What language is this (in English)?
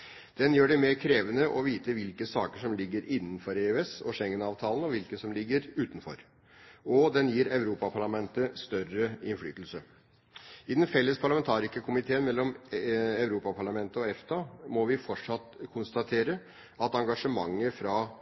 Norwegian Bokmål